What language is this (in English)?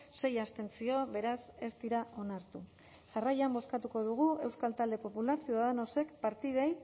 Basque